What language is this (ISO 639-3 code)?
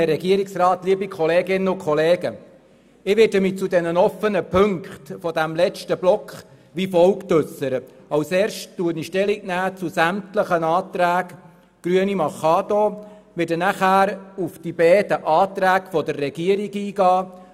gsw